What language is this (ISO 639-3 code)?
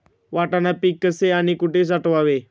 mar